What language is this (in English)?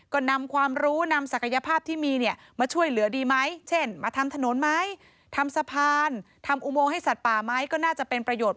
Thai